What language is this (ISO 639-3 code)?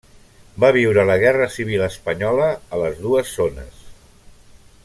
cat